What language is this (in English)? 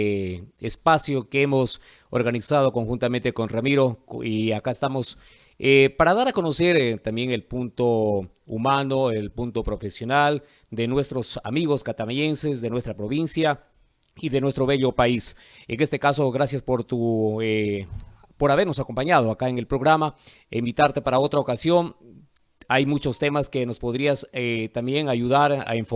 Spanish